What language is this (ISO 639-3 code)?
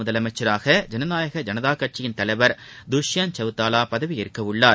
tam